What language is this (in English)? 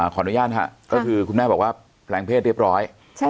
Thai